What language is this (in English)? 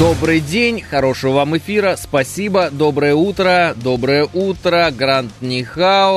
Russian